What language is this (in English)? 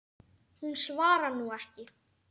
Icelandic